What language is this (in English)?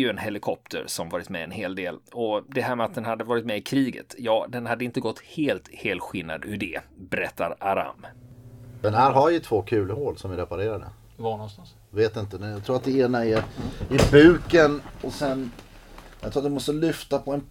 Swedish